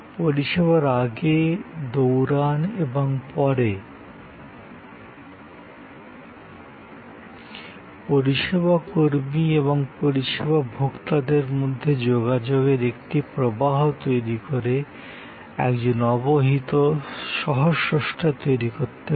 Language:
Bangla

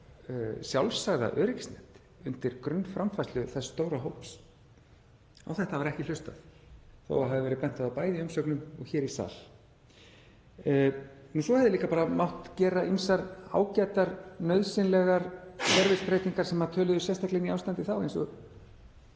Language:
Icelandic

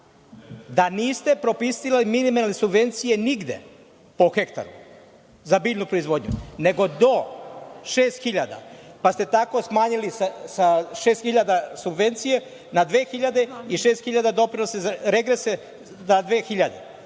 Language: Serbian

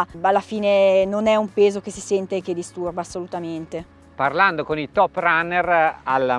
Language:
Italian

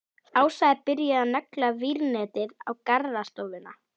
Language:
Icelandic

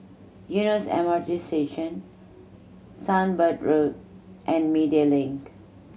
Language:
English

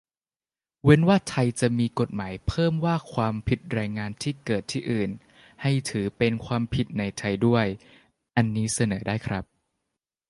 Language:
Thai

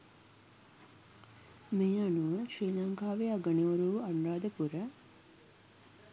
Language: Sinhala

